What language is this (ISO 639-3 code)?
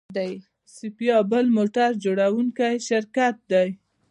pus